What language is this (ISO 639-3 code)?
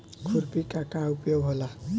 bho